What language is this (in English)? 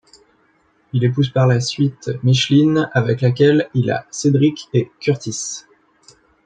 French